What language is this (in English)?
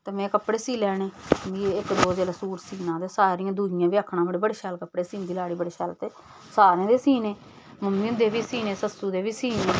Dogri